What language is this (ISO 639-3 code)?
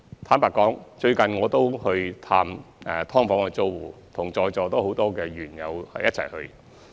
yue